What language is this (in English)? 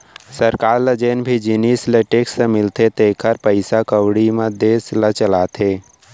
Chhattisgarhi